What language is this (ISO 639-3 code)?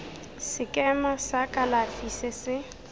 tsn